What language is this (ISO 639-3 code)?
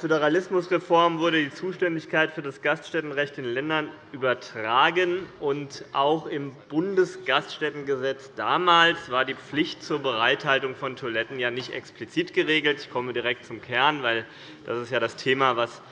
deu